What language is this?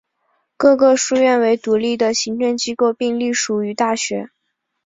Chinese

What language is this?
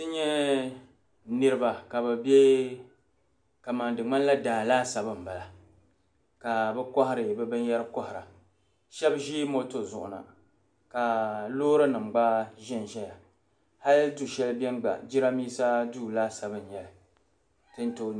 Dagbani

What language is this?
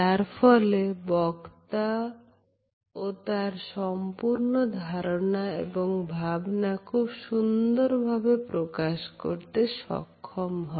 Bangla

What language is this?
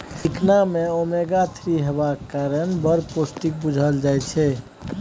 Maithili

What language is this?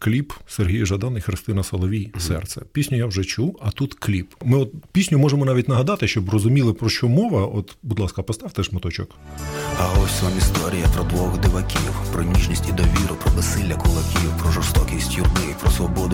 Ukrainian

